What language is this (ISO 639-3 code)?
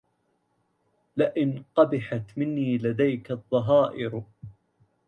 ara